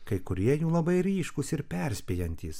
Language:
Lithuanian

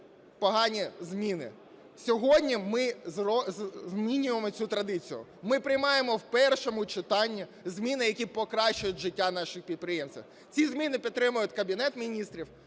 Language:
Ukrainian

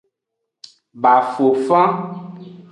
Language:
Aja (Benin)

